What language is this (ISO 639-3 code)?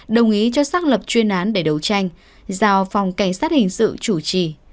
vie